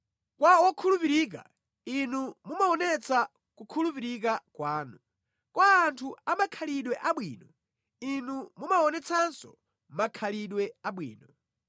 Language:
Nyanja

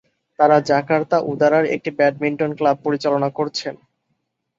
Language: Bangla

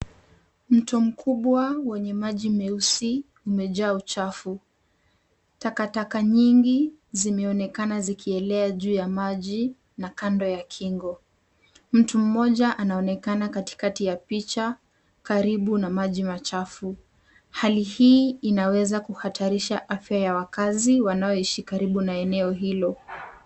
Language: Swahili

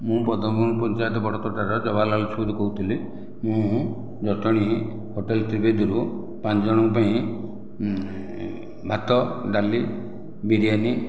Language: Odia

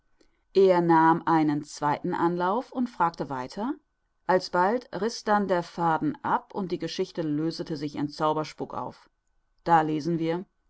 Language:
German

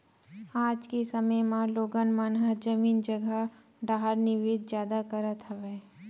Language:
Chhattisgarhi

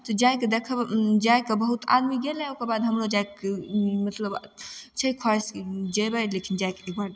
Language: Maithili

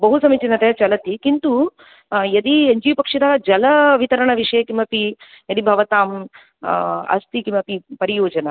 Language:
Sanskrit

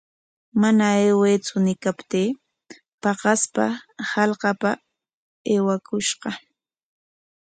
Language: Corongo Ancash Quechua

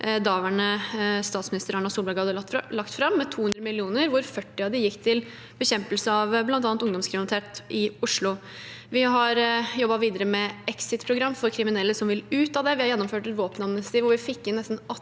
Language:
Norwegian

